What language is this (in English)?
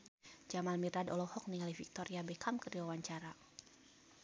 Sundanese